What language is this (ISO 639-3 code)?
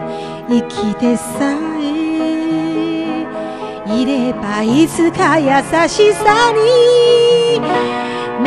kor